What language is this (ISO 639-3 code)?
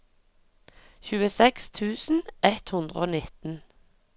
nor